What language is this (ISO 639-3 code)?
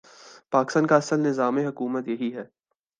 urd